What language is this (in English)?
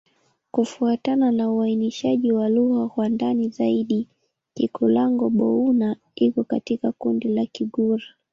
Swahili